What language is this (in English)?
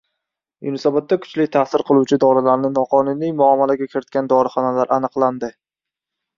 Uzbek